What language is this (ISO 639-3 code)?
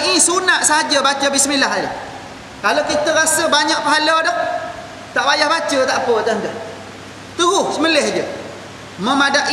msa